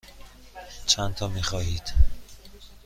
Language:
Persian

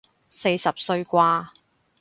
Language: Cantonese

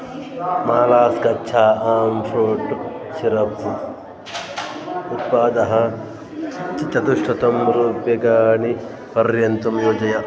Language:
Sanskrit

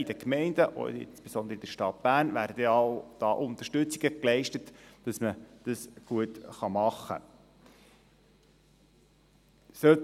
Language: Swiss German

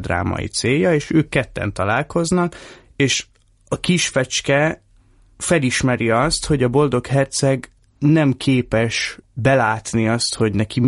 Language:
Hungarian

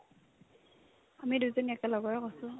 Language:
Assamese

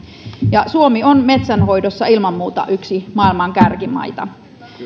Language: Finnish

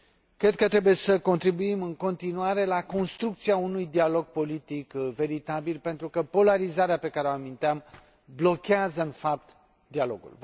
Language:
Romanian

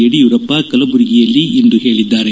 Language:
Kannada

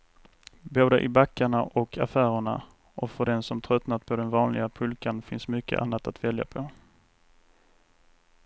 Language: Swedish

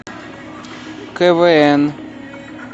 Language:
Russian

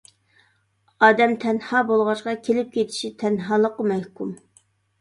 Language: Uyghur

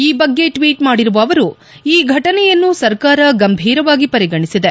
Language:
Kannada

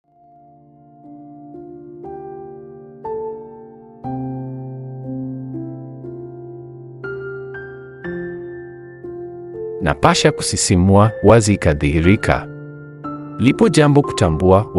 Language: Swahili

